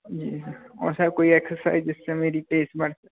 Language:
Hindi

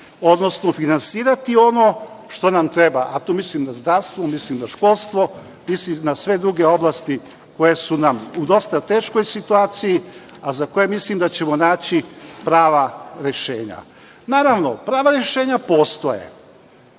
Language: Serbian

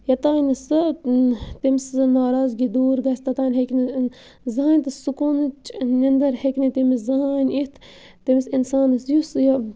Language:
Kashmiri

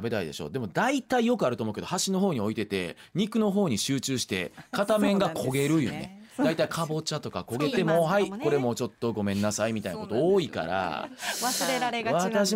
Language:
Japanese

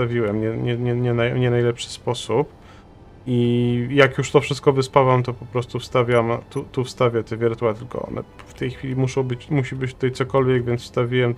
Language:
Polish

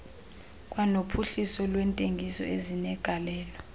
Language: Xhosa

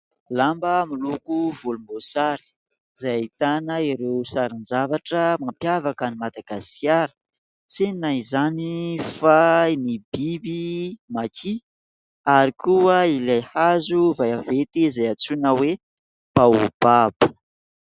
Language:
Malagasy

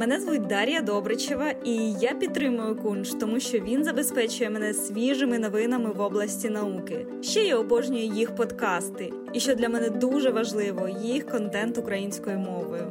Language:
Ukrainian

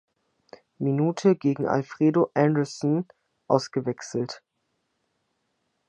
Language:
German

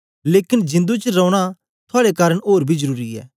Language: Dogri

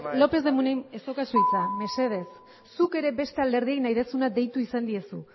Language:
Basque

